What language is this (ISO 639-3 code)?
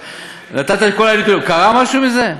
heb